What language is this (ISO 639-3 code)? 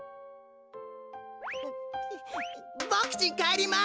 jpn